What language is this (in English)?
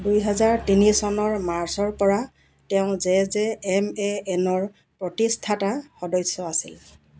Assamese